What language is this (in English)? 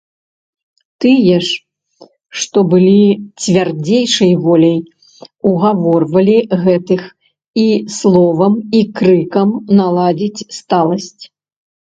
Belarusian